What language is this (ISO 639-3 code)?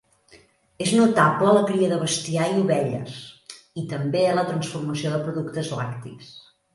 cat